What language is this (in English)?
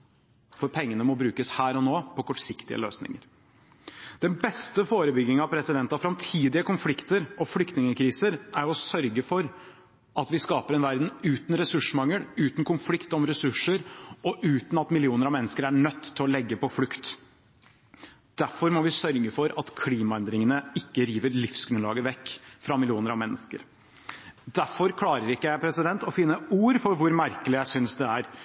Norwegian Bokmål